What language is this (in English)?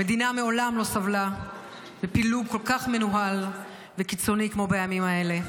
Hebrew